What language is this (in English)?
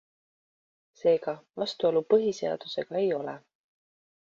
Estonian